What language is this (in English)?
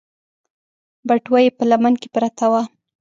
Pashto